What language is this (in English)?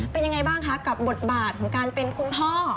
Thai